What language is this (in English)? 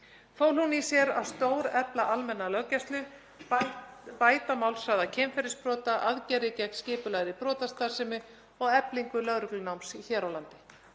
Icelandic